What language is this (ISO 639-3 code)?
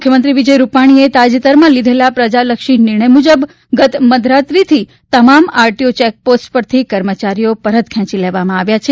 guj